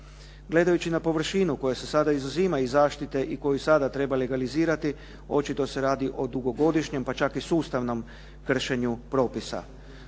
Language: Croatian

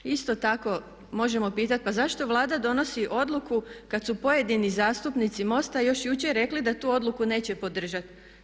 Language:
Croatian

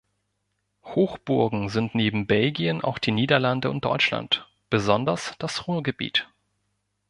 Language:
German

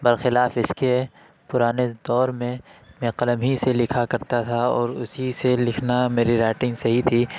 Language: Urdu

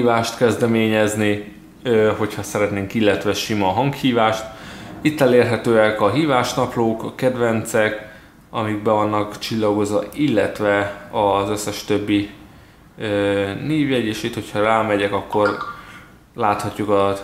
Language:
Hungarian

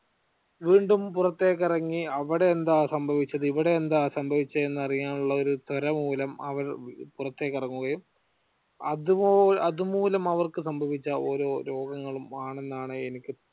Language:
Malayalam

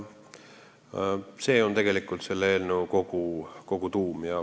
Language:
Estonian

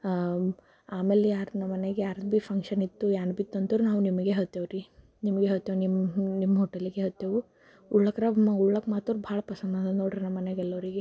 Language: Kannada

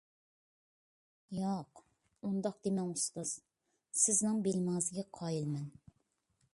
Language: Uyghur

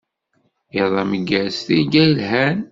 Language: Kabyle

